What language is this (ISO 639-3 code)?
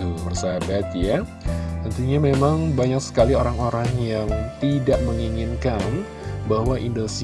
ind